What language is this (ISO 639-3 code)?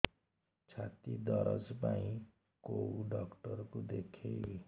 ori